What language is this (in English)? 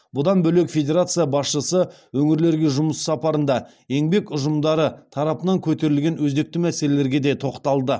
Kazakh